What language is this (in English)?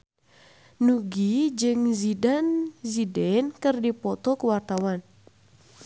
Sundanese